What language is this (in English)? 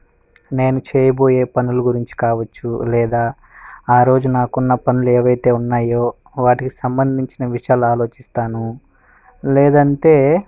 Telugu